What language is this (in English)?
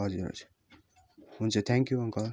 Nepali